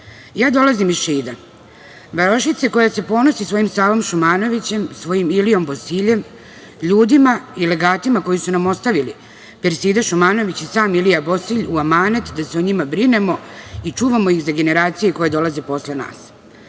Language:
Serbian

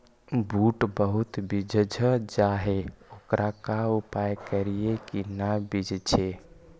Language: Magahi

